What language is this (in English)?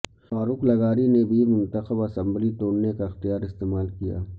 Urdu